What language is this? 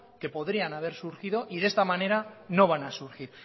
Spanish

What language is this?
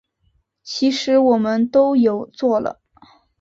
Chinese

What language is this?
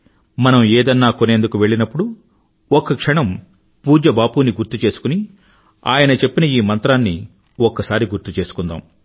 Telugu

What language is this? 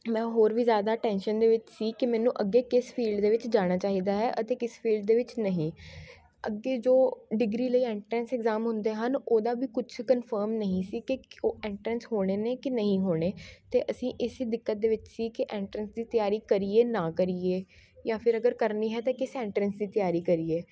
Punjabi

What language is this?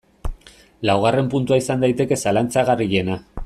Basque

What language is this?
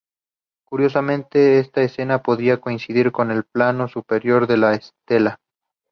Spanish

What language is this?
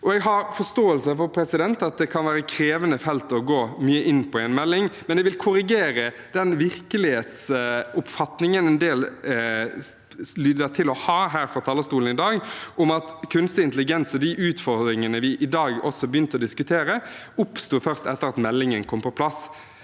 Norwegian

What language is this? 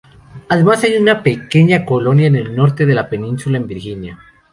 Spanish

